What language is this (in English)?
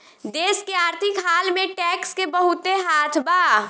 Bhojpuri